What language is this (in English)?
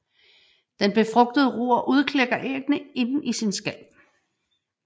Danish